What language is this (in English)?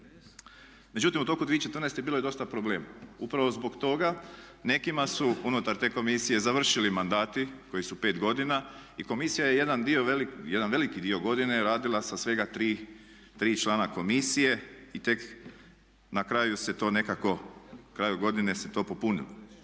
Croatian